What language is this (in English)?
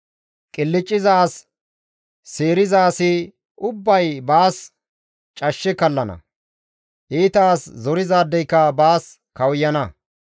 Gamo